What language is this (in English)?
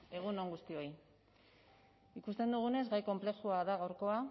Basque